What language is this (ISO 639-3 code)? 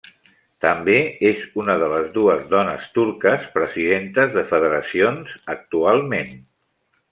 cat